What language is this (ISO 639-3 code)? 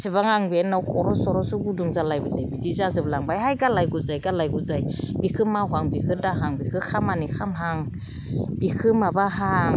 brx